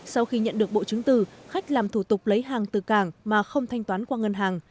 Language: Vietnamese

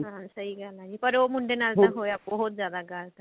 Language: Punjabi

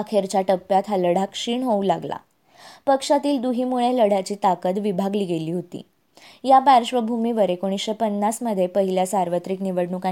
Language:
Marathi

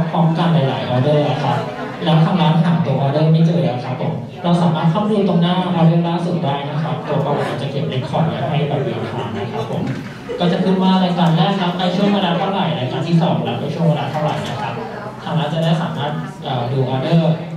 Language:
Thai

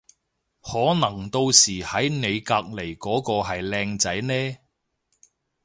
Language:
Cantonese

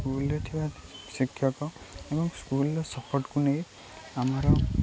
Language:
Odia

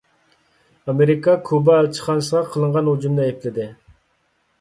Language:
Uyghur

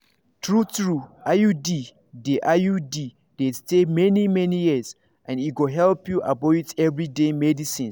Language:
Nigerian Pidgin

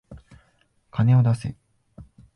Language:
Japanese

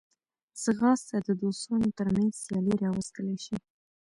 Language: Pashto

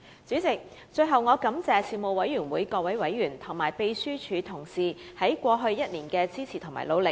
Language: Cantonese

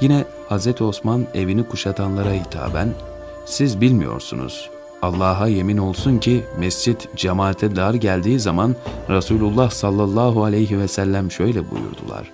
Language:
Turkish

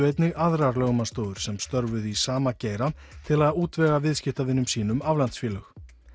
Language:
Icelandic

